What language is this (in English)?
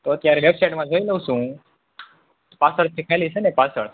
Gujarati